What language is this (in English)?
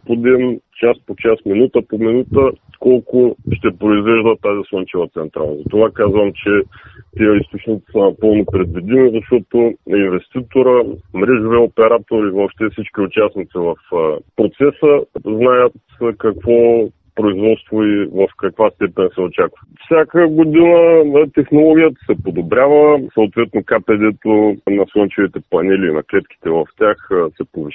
Bulgarian